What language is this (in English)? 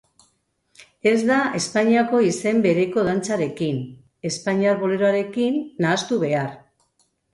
Basque